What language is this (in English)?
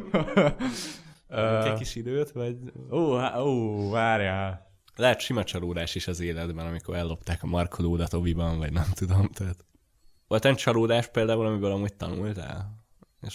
Hungarian